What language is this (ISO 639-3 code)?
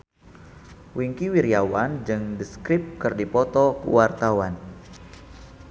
sun